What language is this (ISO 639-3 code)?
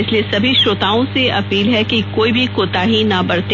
hin